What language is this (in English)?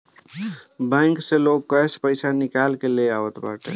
Bhojpuri